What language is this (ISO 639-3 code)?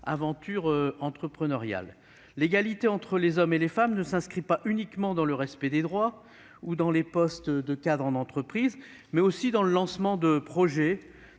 fra